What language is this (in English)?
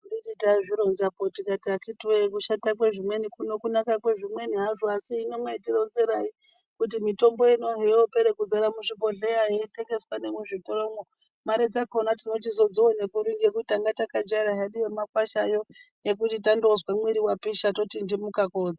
Ndau